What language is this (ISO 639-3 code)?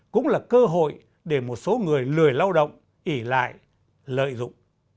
vie